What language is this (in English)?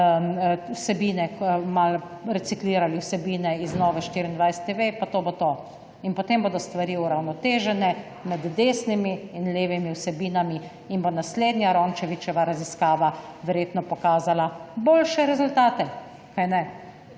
Slovenian